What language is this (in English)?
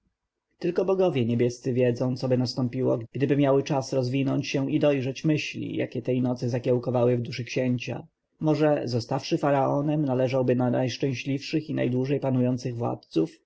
Polish